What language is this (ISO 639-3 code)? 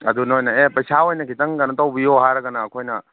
mni